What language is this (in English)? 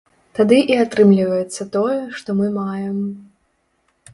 Belarusian